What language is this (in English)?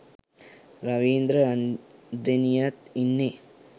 Sinhala